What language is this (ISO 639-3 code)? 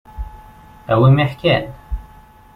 kab